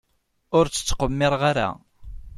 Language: Kabyle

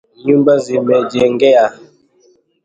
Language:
Swahili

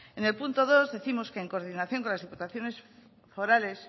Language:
Spanish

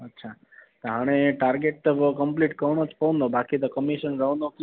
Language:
Sindhi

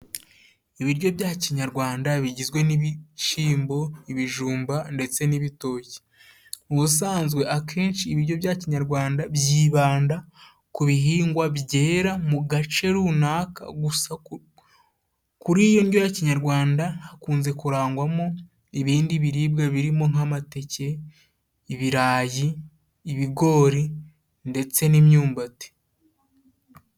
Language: Kinyarwanda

